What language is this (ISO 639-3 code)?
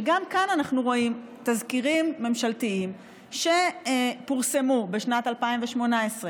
heb